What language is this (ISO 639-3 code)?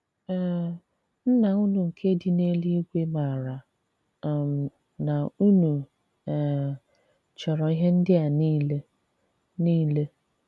ibo